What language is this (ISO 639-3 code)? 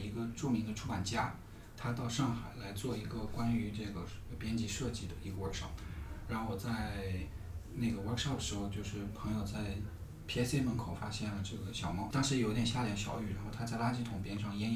zho